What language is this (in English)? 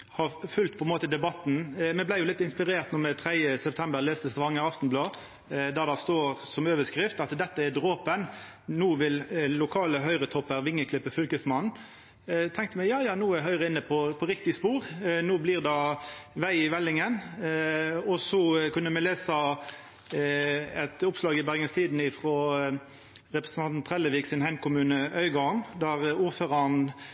Norwegian Nynorsk